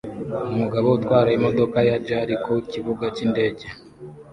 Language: Kinyarwanda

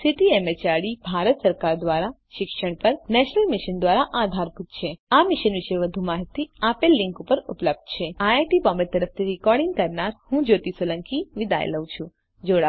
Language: Gujarati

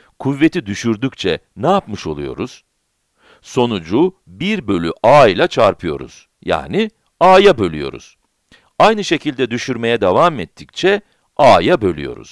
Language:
Turkish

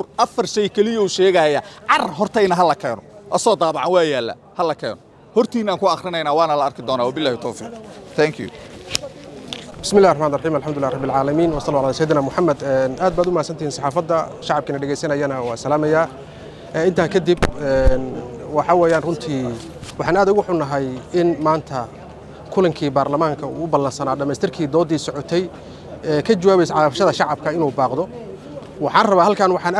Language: Arabic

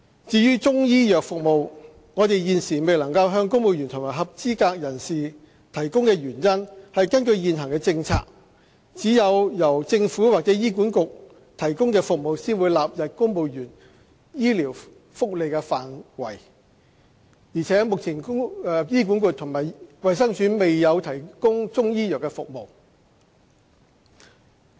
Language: Cantonese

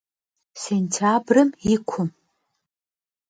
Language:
Kabardian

